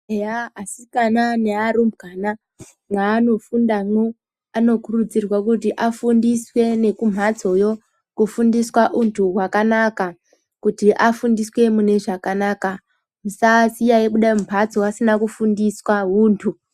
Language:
Ndau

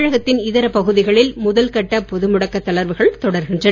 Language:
Tamil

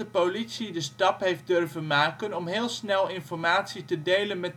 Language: Dutch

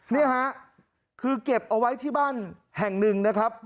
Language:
Thai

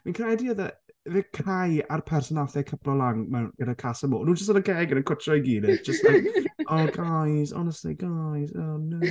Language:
Welsh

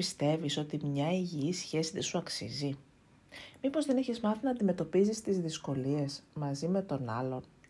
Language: Greek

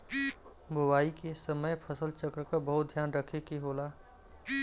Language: Bhojpuri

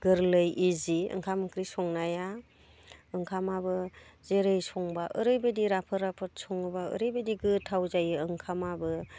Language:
Bodo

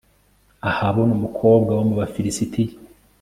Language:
Kinyarwanda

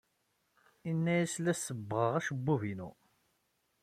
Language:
Kabyle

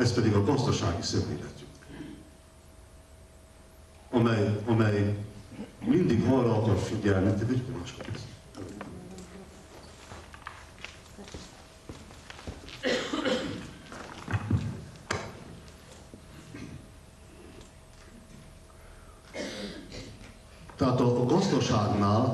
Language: Hungarian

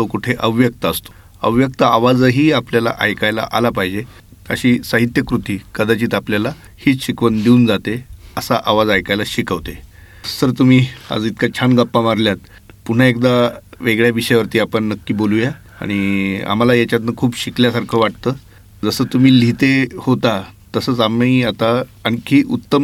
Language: Marathi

